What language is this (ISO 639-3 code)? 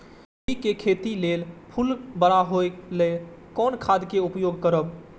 mai